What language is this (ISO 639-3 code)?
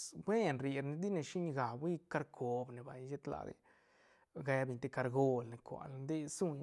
ztn